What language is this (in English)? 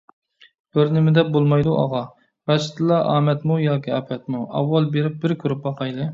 Uyghur